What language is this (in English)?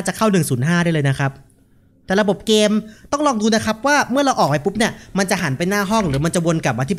Thai